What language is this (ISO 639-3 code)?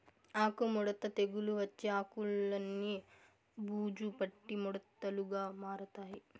tel